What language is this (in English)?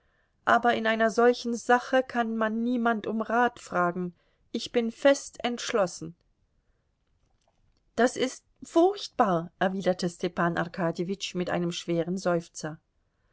German